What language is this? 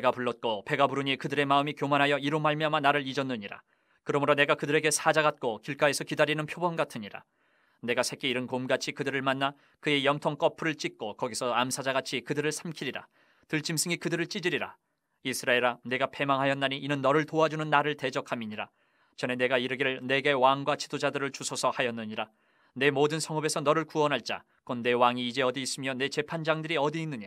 Korean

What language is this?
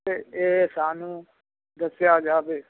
Punjabi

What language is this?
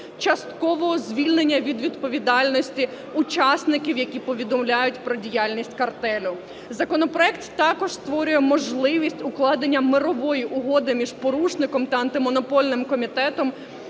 Ukrainian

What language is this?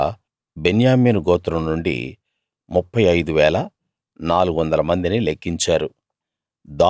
Telugu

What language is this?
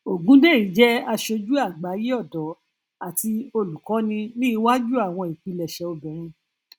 Yoruba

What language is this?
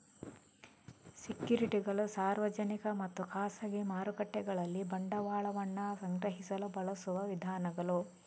Kannada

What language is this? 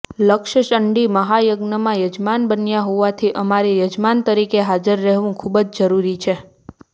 Gujarati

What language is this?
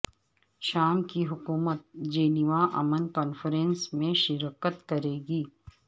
Urdu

